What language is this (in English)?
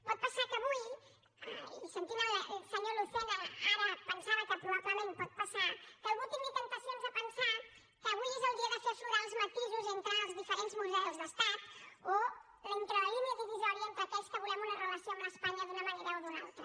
Catalan